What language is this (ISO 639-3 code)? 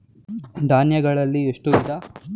kan